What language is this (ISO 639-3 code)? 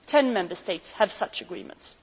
eng